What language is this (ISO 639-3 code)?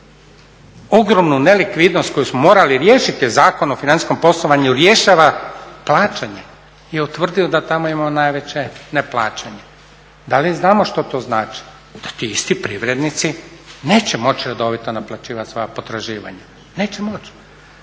hrv